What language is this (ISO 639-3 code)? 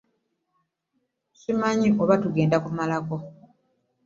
lug